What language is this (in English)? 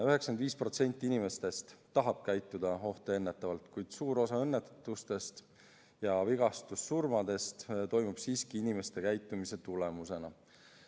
Estonian